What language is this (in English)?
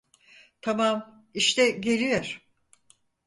Turkish